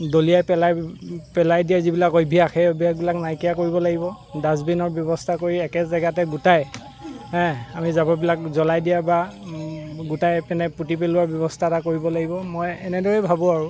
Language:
Assamese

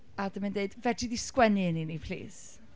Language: Welsh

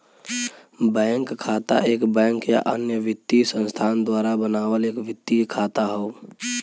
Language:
Bhojpuri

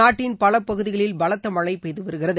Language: Tamil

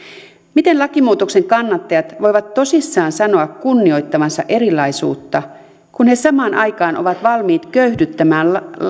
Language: Finnish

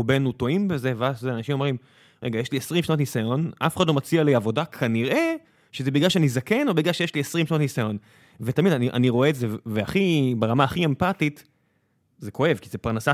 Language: Hebrew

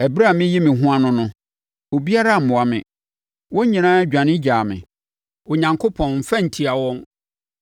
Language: Akan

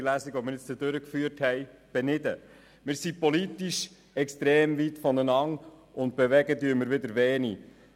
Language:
Swiss German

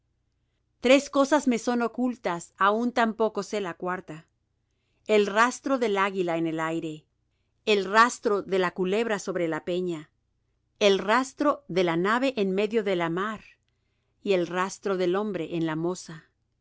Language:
Spanish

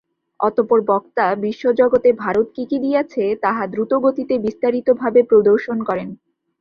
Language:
Bangla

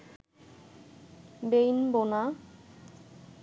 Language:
Bangla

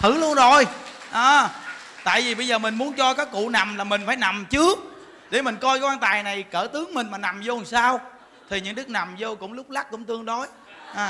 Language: Vietnamese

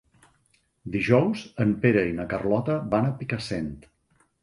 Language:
Catalan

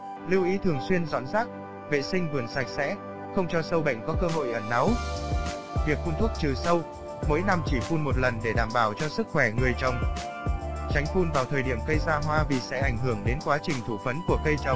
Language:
Vietnamese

